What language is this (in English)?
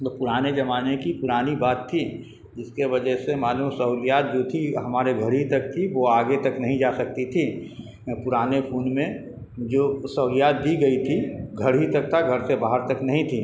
Urdu